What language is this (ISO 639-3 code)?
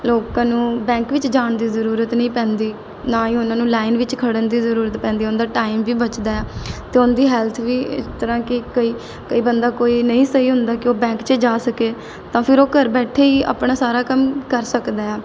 pan